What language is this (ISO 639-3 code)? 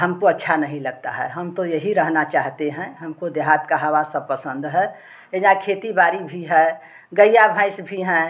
hin